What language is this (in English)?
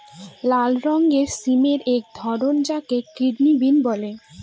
Bangla